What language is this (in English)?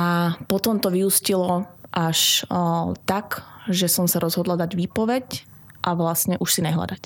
Slovak